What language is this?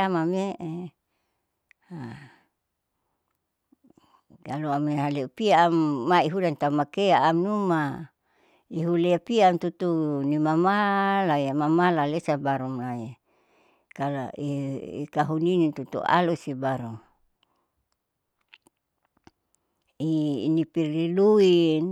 Saleman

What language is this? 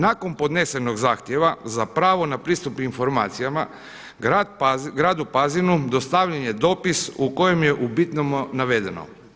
Croatian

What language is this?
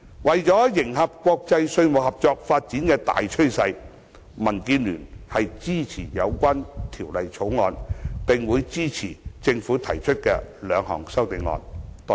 Cantonese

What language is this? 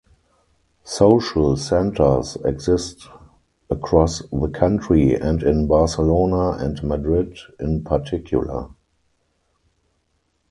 English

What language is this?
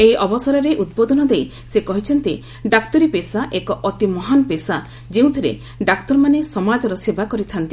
Odia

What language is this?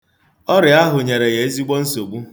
Igbo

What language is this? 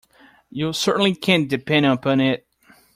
English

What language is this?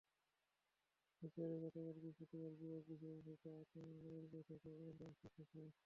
Bangla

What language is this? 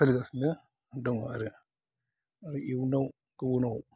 Bodo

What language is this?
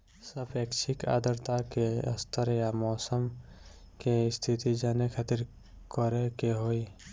Bhojpuri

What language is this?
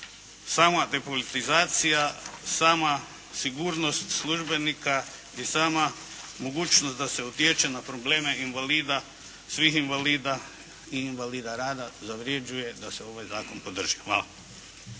Croatian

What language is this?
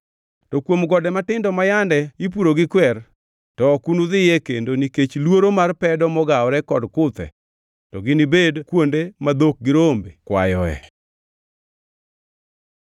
Luo (Kenya and Tanzania)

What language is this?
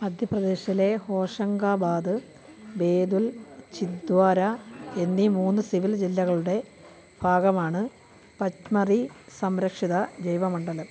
Malayalam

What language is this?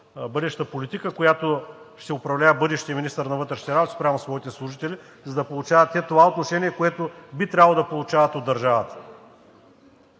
Bulgarian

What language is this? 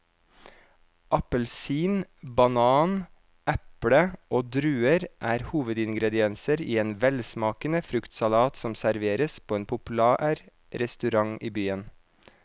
Norwegian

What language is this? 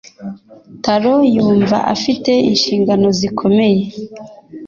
Kinyarwanda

